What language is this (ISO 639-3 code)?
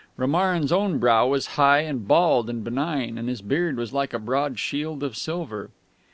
eng